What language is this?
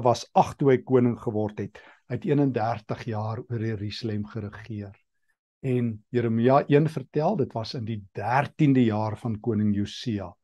Dutch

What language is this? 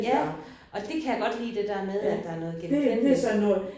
Danish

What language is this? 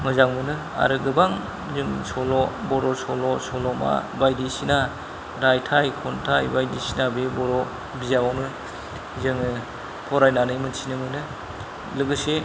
Bodo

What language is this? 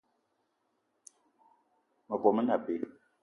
Eton (Cameroon)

